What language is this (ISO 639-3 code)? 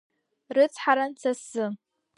abk